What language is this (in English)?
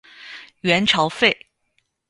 Chinese